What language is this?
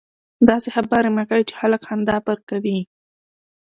Pashto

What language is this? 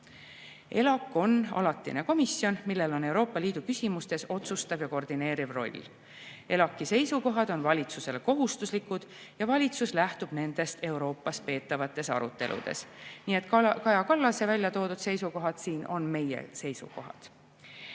Estonian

